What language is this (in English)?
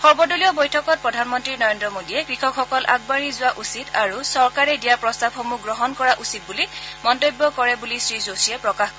Assamese